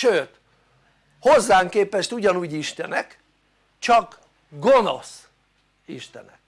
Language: Hungarian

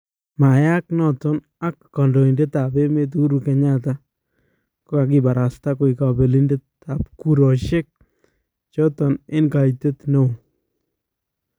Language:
Kalenjin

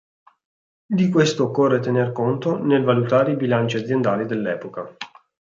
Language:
Italian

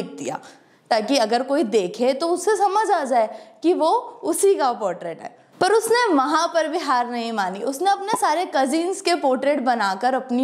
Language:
Hindi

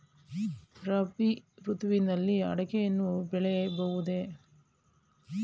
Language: Kannada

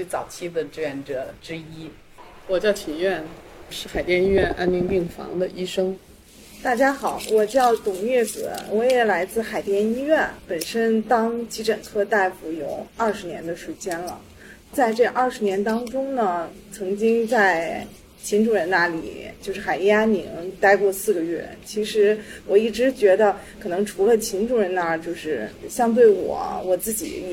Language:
Chinese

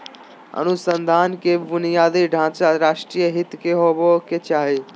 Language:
Magahi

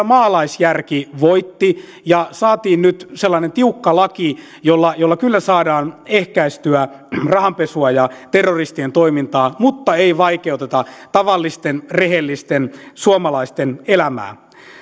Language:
Finnish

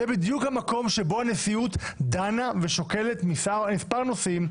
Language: Hebrew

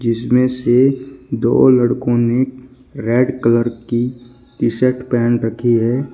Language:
Hindi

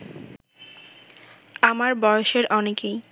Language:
Bangla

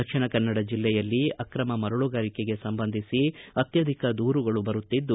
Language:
Kannada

